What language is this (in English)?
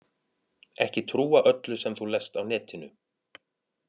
Icelandic